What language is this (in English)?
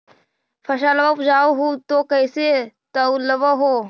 Magahi